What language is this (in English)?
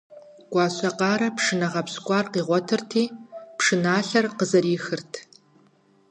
Kabardian